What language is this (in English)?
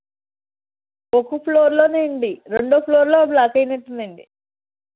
Telugu